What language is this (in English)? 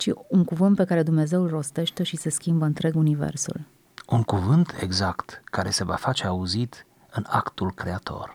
Romanian